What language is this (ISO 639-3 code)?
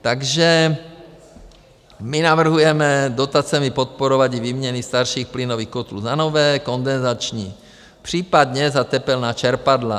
ces